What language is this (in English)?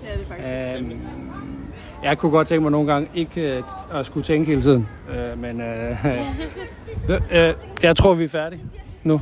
Danish